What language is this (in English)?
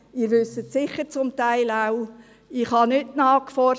Swiss German